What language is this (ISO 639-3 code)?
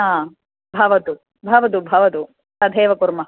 san